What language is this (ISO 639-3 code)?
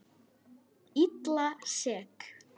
isl